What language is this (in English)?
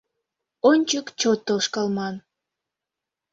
Mari